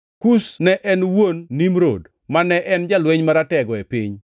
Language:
Luo (Kenya and Tanzania)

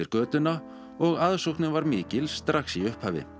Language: Icelandic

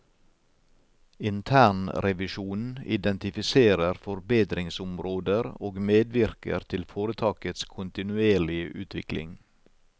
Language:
Norwegian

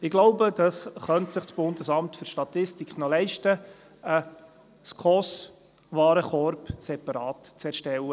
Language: Swiss German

